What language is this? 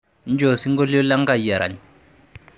Masai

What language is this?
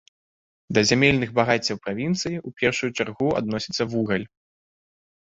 Belarusian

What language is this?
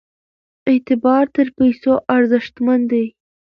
Pashto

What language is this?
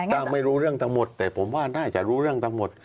Thai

